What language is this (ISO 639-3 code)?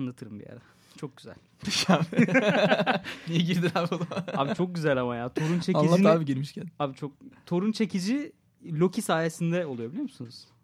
tur